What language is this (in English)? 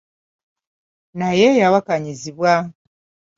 Ganda